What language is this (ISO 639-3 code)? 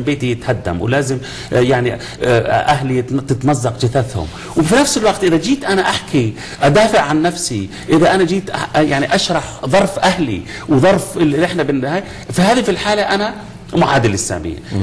ara